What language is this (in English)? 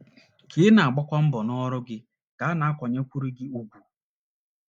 Igbo